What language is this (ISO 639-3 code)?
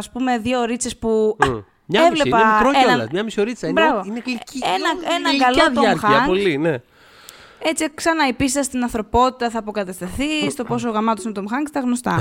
ell